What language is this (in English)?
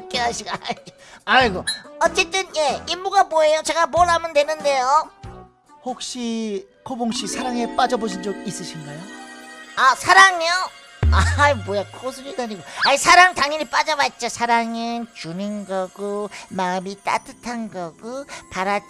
Korean